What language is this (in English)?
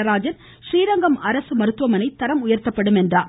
Tamil